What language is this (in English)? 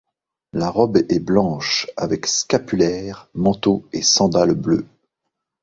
French